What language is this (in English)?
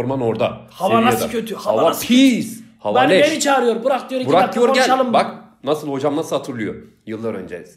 Turkish